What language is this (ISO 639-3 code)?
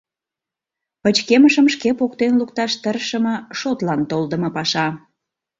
chm